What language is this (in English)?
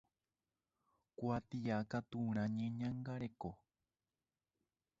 Guarani